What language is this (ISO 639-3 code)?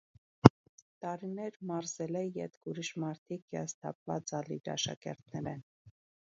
hye